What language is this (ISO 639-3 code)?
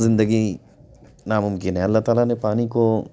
urd